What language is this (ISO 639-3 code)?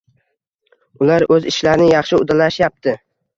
uzb